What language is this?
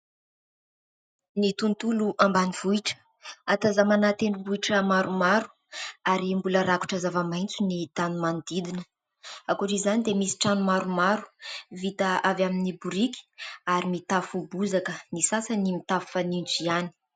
Malagasy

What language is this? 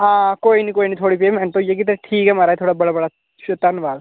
Dogri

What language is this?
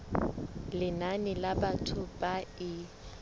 Southern Sotho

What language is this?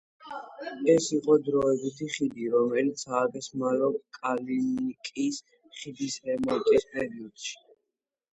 Georgian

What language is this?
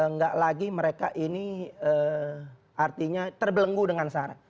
Indonesian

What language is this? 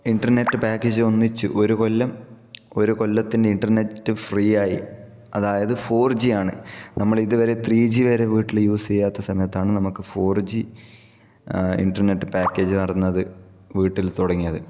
Malayalam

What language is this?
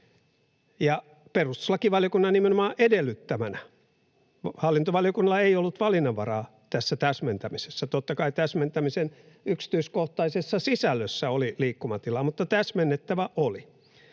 Finnish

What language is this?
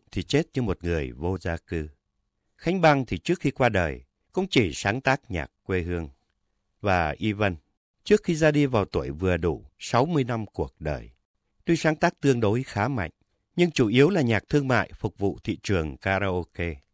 Vietnamese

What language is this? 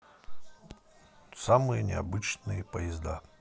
Russian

